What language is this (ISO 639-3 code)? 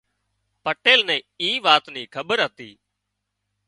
kxp